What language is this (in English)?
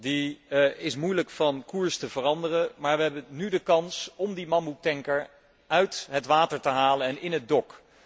Dutch